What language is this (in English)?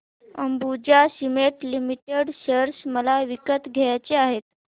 Marathi